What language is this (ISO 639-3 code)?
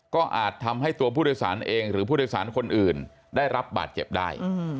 tha